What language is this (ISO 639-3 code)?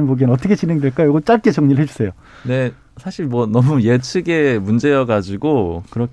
kor